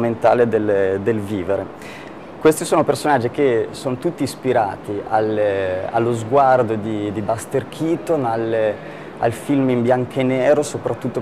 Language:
Italian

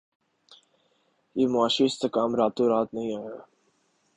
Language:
Urdu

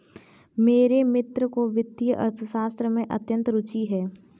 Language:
Hindi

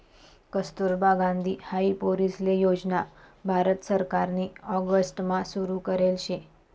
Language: Marathi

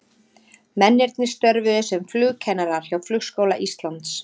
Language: Icelandic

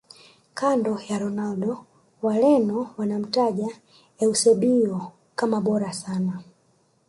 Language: Swahili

